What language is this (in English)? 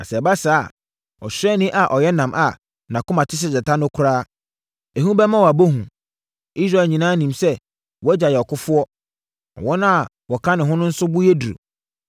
Akan